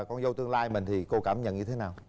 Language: Vietnamese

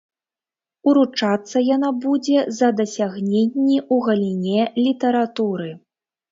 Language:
Belarusian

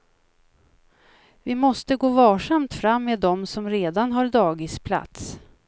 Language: Swedish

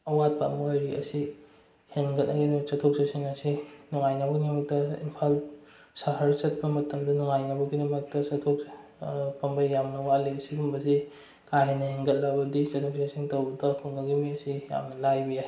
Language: Manipuri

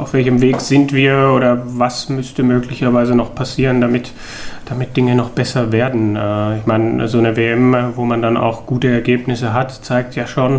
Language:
German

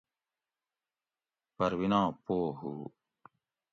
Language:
Gawri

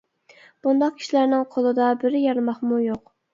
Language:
Uyghur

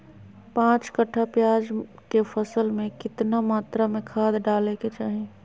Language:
Magahi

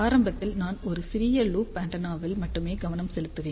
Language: Tamil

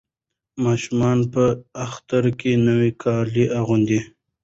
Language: Pashto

